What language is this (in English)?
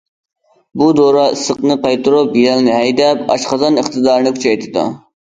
Uyghur